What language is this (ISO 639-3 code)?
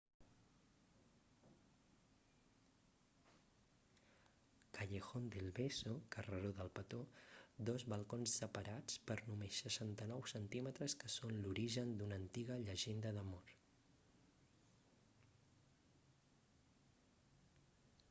cat